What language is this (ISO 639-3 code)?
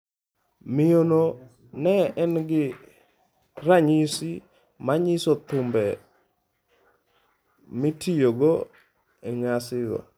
luo